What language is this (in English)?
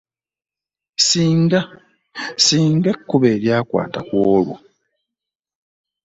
Ganda